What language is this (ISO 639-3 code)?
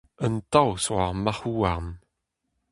bre